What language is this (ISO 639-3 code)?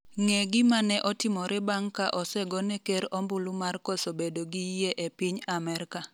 luo